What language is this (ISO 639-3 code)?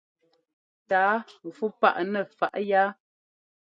jgo